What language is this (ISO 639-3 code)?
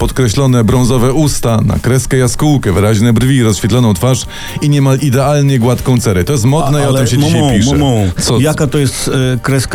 pol